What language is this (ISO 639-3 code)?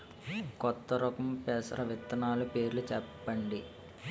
tel